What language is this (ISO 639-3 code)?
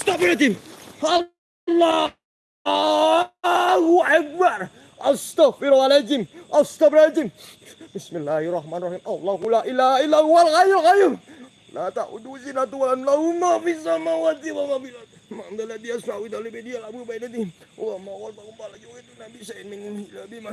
ind